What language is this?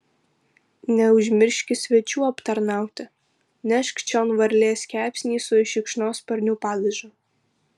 Lithuanian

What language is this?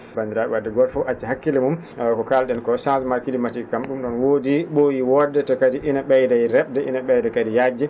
Fula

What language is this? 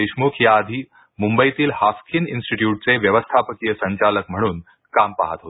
Marathi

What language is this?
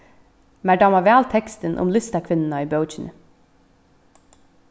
Faroese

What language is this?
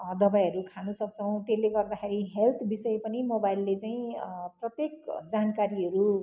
Nepali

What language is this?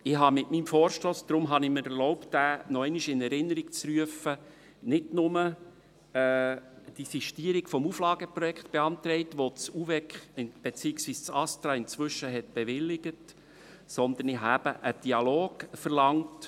Swiss German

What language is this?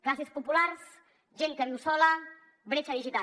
Catalan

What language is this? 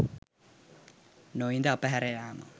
Sinhala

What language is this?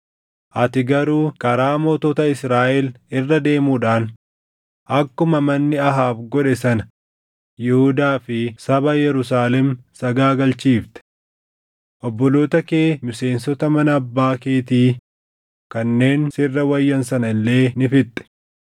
Oromo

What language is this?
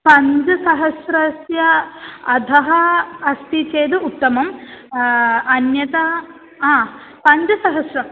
Sanskrit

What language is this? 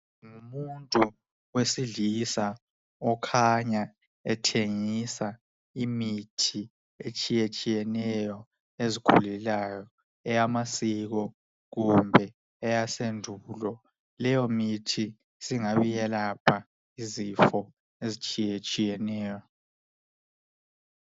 North Ndebele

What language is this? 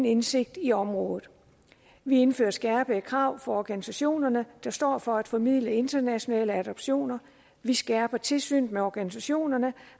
Danish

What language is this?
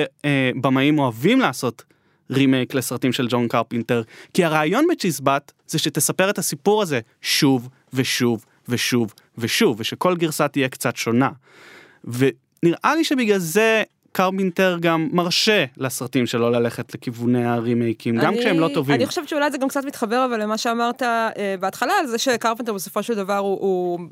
Hebrew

